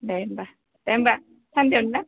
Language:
Bodo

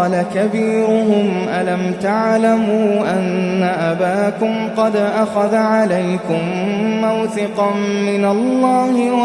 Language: Arabic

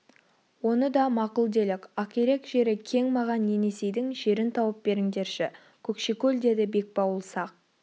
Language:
Kazakh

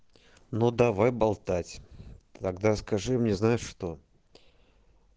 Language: Russian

